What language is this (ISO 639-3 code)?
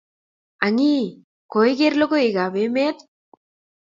kln